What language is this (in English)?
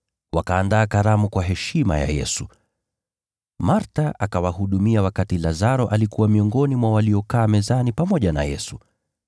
Swahili